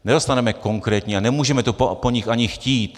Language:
Czech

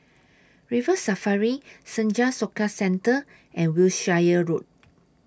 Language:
English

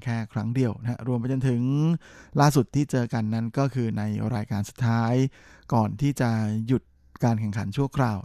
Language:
Thai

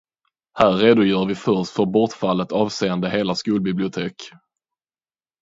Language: Swedish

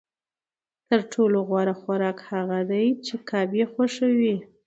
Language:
Pashto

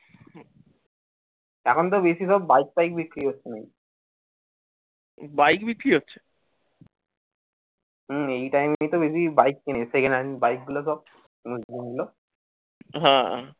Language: Bangla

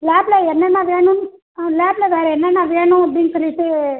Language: Tamil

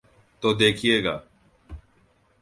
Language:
Urdu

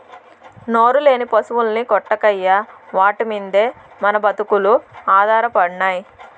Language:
Telugu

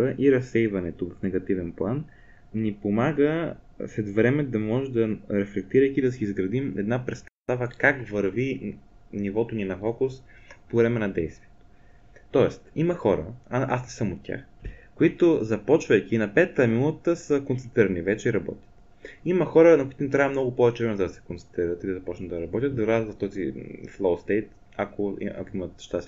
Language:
Bulgarian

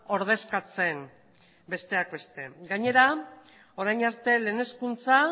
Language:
Basque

